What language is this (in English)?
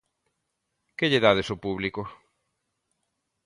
Galician